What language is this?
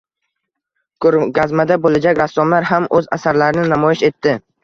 Uzbek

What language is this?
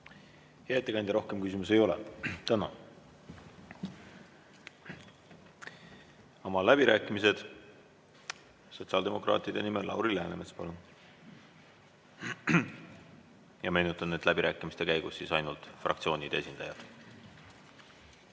Estonian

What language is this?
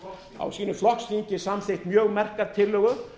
Icelandic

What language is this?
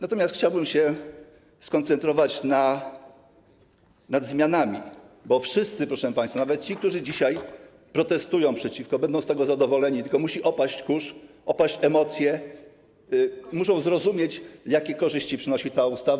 Polish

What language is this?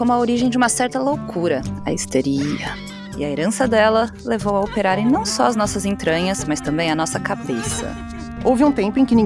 Portuguese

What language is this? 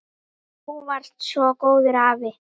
Icelandic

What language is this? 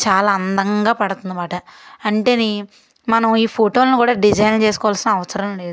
Telugu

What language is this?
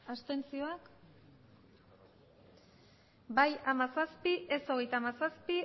Basque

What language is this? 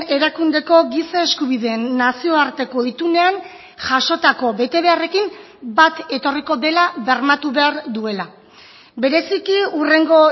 Basque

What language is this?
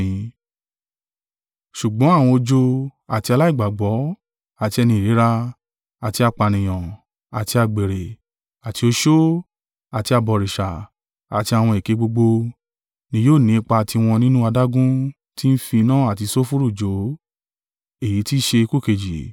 Yoruba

